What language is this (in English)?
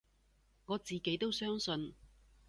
Cantonese